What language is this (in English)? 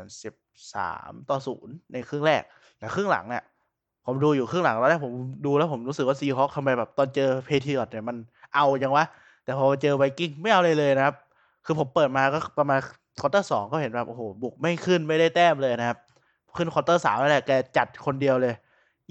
Thai